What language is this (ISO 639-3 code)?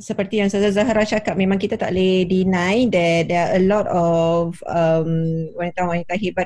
msa